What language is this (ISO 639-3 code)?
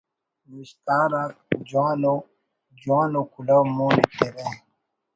brh